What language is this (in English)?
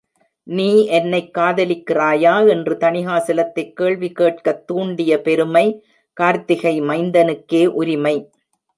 Tamil